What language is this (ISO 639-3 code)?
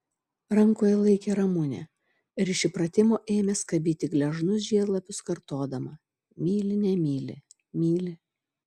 lit